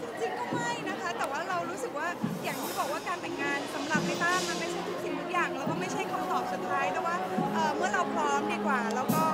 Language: Thai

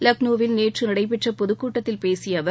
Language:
Tamil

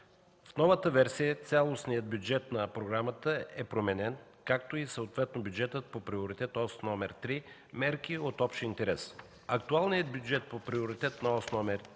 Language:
Bulgarian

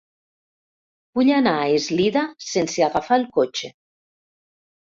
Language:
Catalan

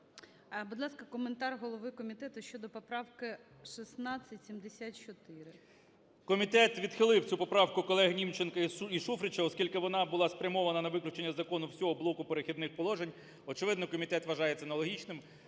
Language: Ukrainian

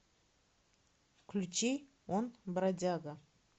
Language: Russian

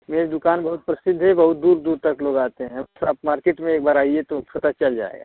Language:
Hindi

